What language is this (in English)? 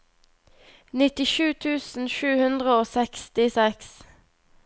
Norwegian